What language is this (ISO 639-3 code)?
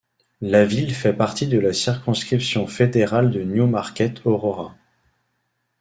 fra